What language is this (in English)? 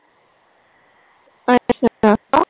Punjabi